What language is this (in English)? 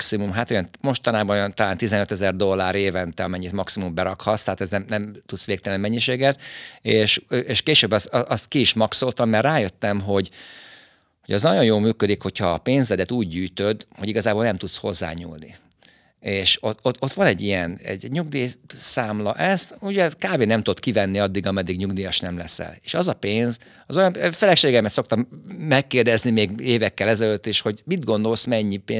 Hungarian